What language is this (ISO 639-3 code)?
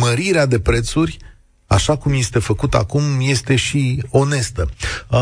ron